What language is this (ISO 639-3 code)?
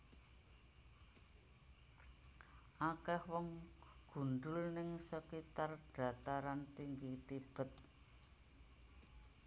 jav